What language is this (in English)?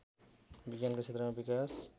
Nepali